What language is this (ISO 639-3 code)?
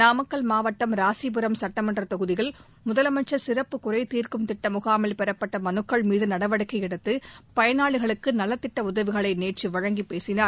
tam